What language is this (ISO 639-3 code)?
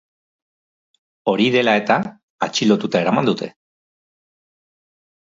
eus